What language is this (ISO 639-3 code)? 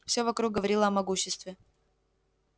rus